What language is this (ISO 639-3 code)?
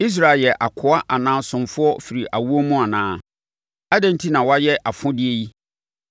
aka